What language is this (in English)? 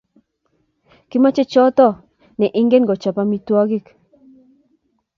Kalenjin